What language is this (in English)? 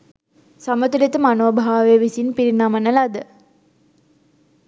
Sinhala